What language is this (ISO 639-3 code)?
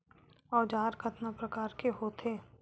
hne